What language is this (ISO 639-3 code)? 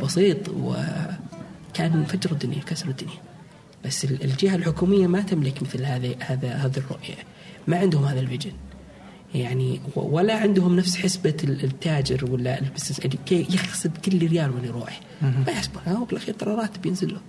ara